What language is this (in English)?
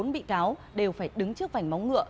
Vietnamese